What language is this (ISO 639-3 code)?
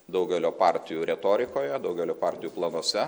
lit